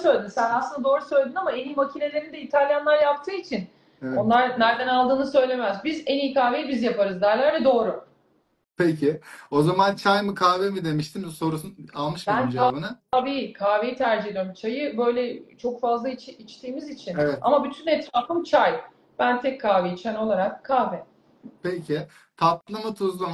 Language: Turkish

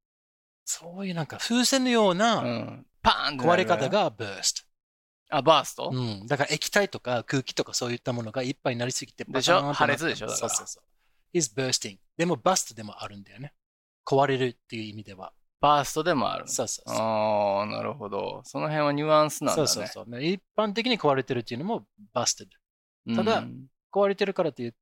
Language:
Japanese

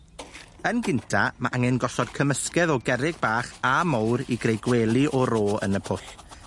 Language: Welsh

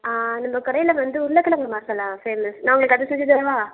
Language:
Tamil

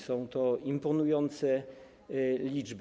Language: Polish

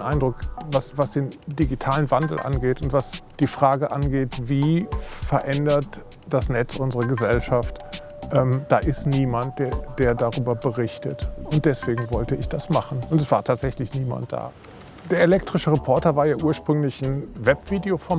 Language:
German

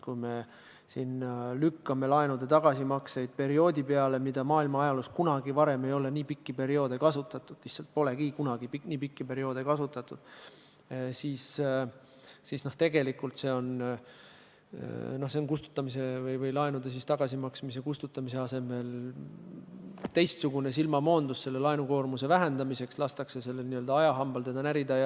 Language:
Estonian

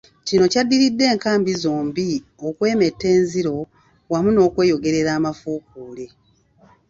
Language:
Ganda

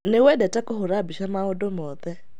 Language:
Kikuyu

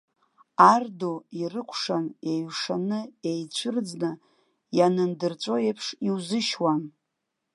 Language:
Abkhazian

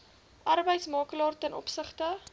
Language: Afrikaans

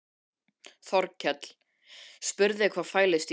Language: Icelandic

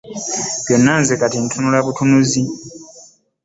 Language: Ganda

